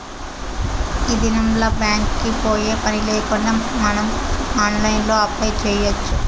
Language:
Telugu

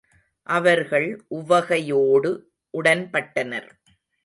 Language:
Tamil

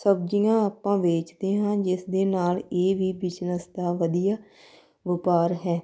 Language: Punjabi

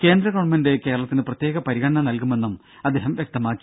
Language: Malayalam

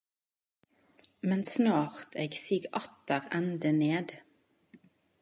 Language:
Norwegian Nynorsk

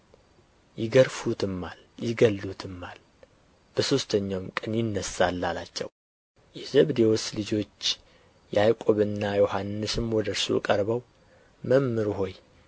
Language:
Amharic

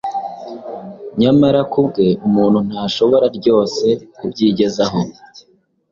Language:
Kinyarwanda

